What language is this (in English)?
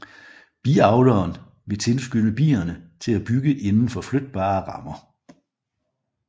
Danish